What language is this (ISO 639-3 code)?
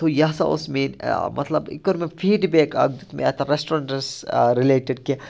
kas